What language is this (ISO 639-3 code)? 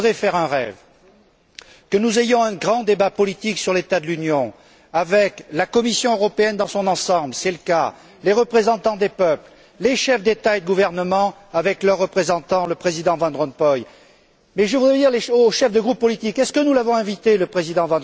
fra